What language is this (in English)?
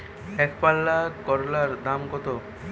Bangla